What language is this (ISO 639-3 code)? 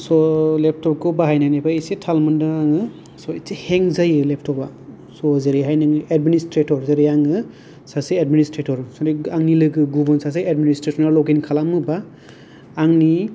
brx